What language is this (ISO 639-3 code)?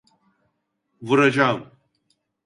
tur